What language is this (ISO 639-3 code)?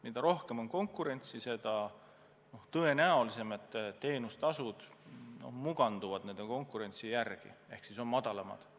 est